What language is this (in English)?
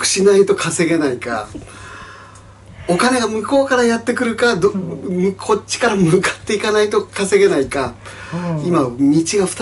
Japanese